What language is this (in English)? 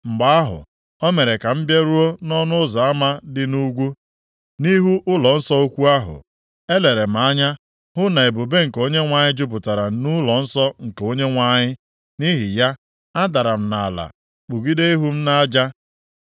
Igbo